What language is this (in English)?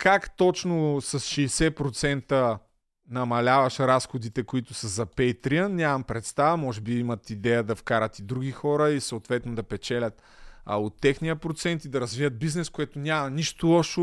Bulgarian